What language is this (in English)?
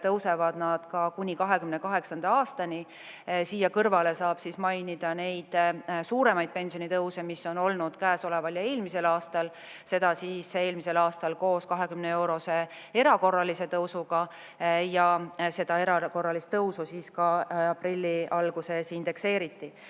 Estonian